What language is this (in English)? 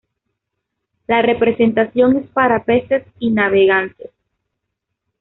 Spanish